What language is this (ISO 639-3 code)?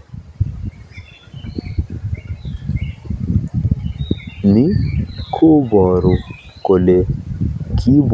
kln